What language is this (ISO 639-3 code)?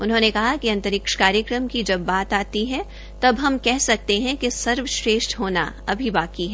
hin